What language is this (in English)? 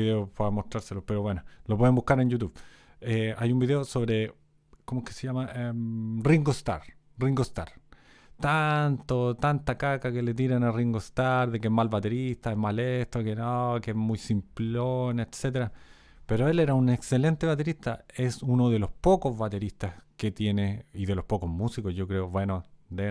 Spanish